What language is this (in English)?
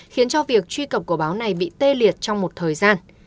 Vietnamese